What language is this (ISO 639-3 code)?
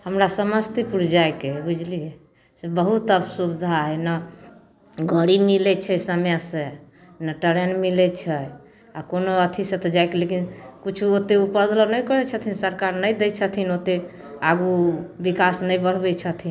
mai